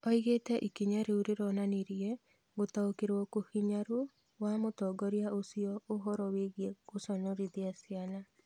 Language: Kikuyu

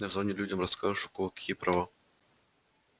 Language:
Russian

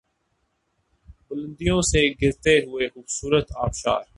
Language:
Urdu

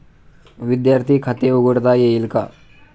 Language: Marathi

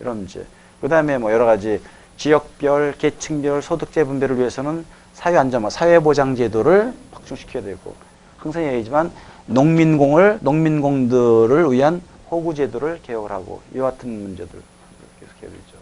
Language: Korean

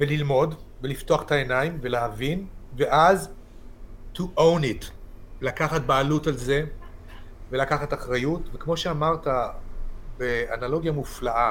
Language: Hebrew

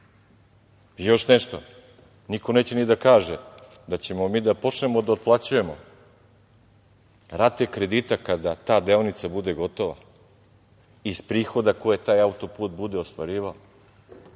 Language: Serbian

